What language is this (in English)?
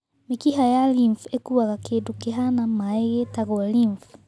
Kikuyu